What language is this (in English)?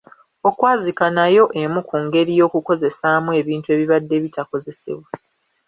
Ganda